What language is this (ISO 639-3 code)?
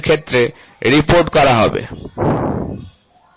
ben